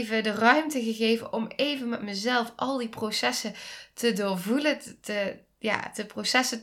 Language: Dutch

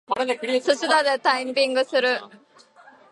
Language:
Japanese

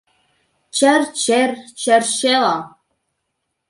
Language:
Mari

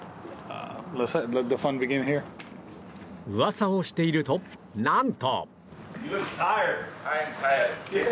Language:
Japanese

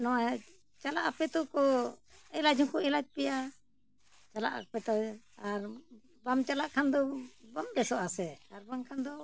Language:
Santali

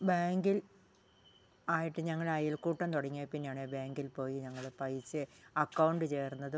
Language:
Malayalam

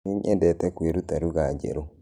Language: Kikuyu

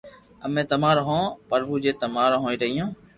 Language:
Loarki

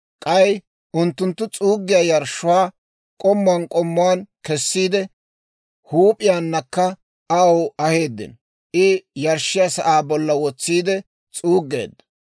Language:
Dawro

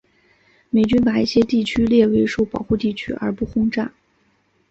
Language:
Chinese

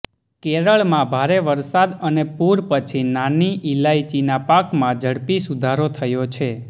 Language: Gujarati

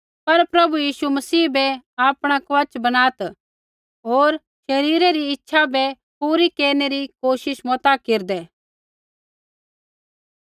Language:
Kullu Pahari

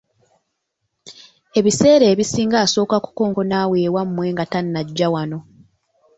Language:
Ganda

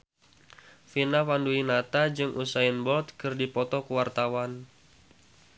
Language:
Sundanese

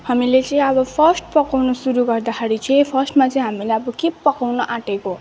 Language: Nepali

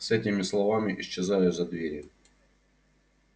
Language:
Russian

